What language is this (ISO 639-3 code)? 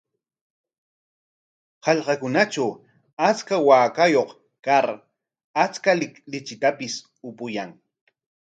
qwa